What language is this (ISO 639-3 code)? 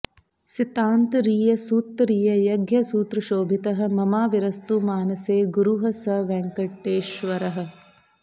san